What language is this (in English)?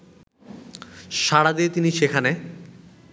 Bangla